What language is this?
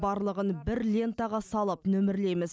Kazakh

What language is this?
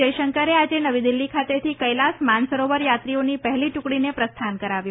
Gujarati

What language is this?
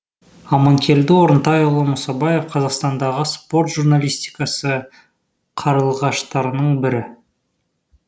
Kazakh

